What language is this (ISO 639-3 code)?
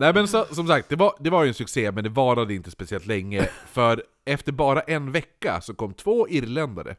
swe